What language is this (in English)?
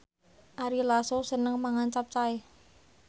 Javanese